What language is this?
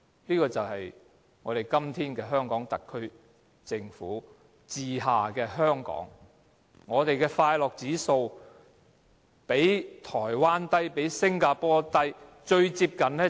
Cantonese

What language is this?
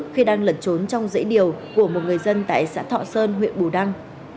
Vietnamese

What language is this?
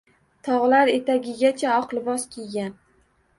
Uzbek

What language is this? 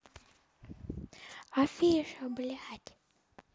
Russian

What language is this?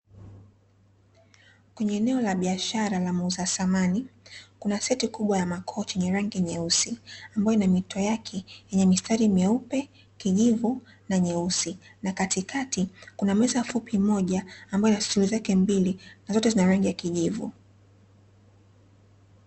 Swahili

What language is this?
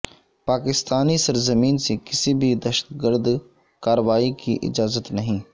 Urdu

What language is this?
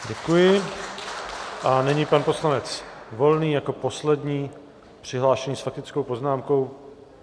Czech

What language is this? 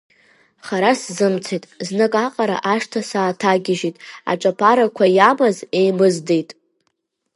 Abkhazian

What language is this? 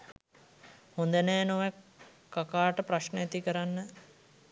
Sinhala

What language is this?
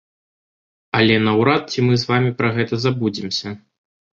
Belarusian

